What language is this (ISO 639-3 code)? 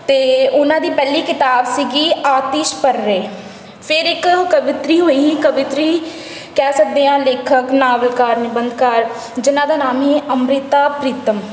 pan